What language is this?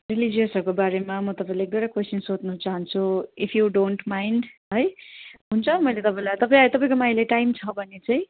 Nepali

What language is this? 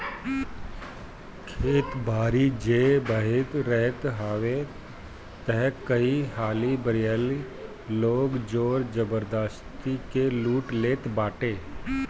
Bhojpuri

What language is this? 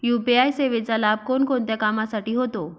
Marathi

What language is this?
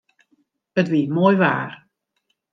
Western Frisian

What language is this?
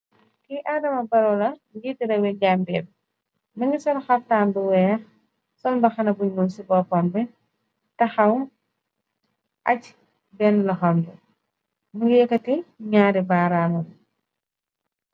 Wolof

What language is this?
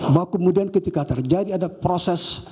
Indonesian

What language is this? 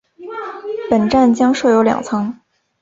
Chinese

